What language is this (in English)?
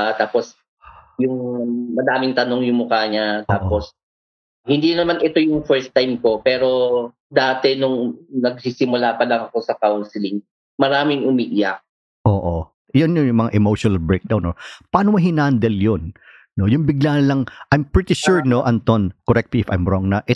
Filipino